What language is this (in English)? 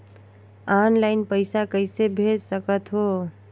Chhattisgarhi